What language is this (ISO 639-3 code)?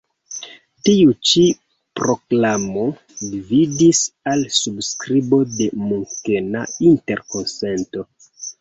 epo